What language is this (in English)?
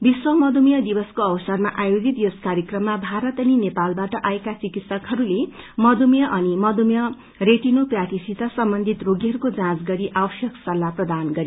Nepali